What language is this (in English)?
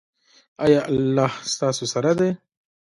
Pashto